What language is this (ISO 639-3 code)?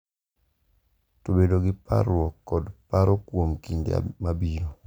luo